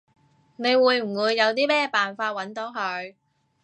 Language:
Cantonese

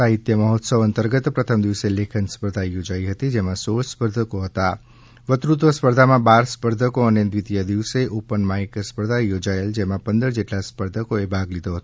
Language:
Gujarati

